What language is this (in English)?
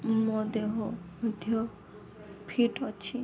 Odia